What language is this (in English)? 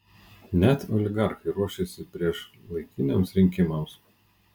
Lithuanian